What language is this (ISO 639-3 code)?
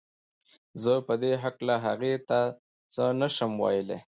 pus